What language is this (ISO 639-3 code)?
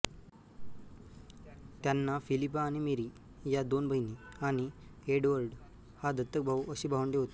mar